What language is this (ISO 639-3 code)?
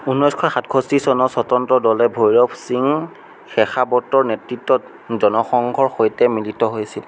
asm